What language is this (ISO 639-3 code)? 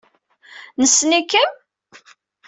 kab